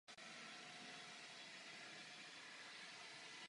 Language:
Czech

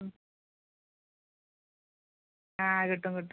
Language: Malayalam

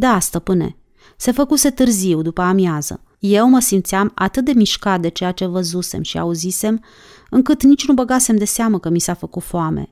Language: Romanian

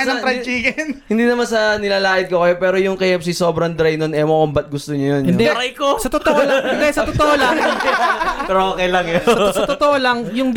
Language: Filipino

